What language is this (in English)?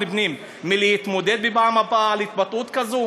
Hebrew